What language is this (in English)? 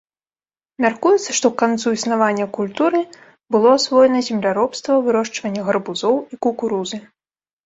Belarusian